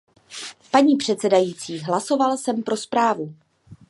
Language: Czech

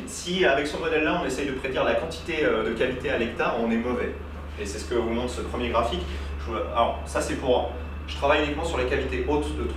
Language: French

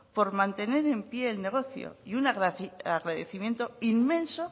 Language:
Spanish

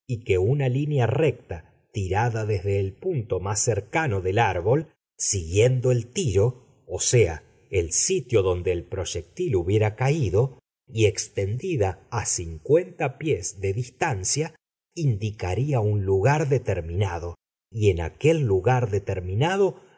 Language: Spanish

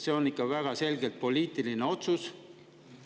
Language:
Estonian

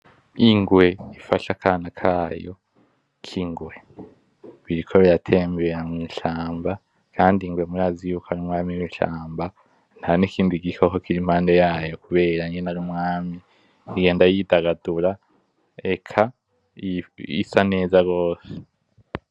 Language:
Rundi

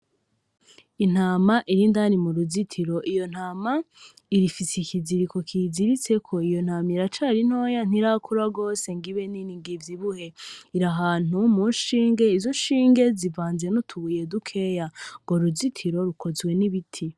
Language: Rundi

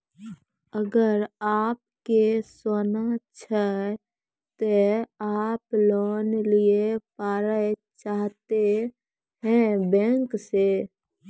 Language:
Maithili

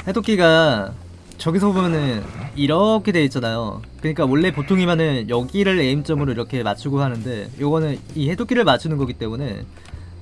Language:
Korean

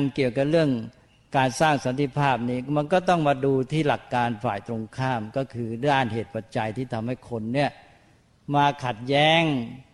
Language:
Thai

